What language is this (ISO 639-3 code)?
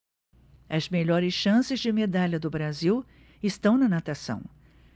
por